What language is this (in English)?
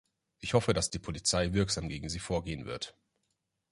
German